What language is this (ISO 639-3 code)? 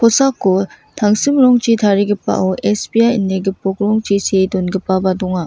grt